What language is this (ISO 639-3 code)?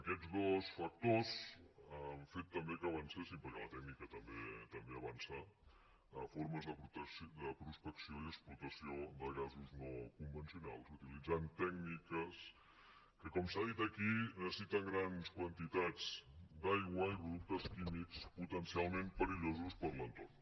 cat